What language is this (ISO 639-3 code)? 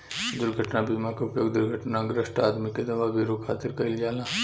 bho